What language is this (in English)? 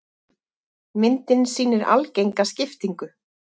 Icelandic